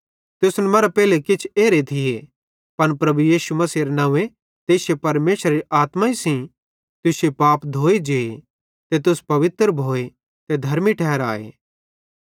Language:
Bhadrawahi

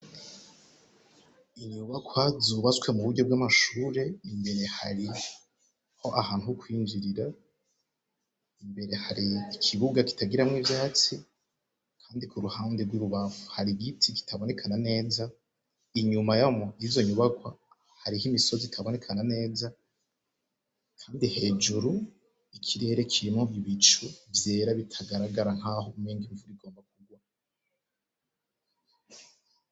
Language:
Rundi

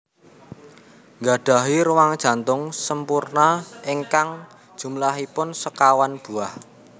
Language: Javanese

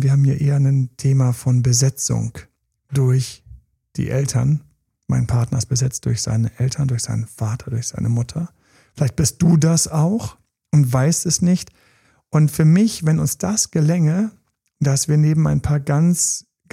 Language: German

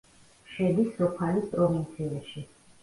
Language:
Georgian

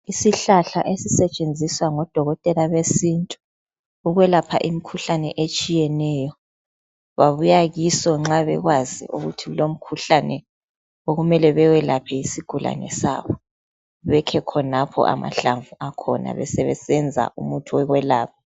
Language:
North Ndebele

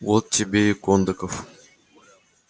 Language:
Russian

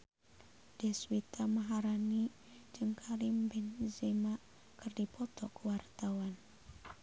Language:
Sundanese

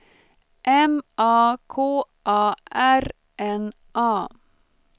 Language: Swedish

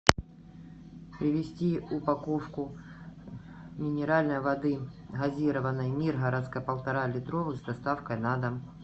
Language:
Russian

